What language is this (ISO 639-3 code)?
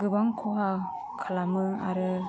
brx